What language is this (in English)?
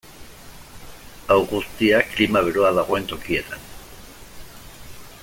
Basque